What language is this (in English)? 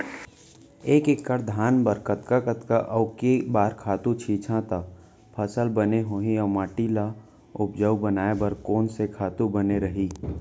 Chhattisgarhi